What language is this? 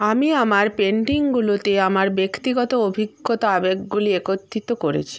Bangla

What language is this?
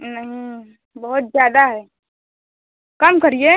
Hindi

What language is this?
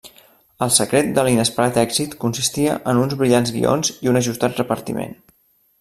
Catalan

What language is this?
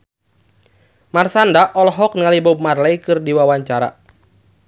Sundanese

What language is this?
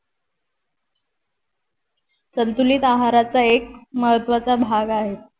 Marathi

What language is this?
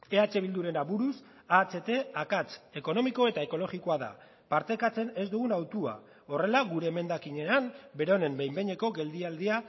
Basque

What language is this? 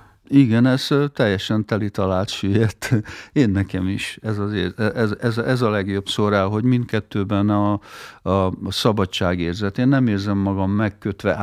Hungarian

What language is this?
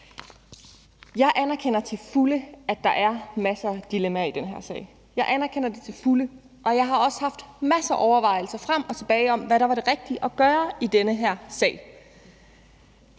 Danish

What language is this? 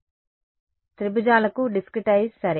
Telugu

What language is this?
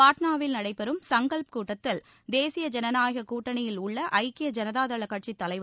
Tamil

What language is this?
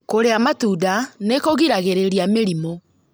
Kikuyu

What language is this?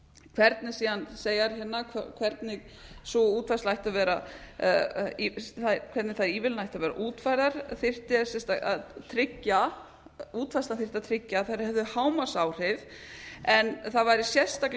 Icelandic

